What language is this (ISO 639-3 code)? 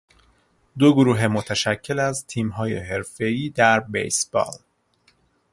fas